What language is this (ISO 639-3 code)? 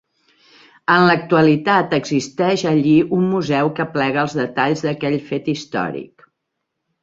cat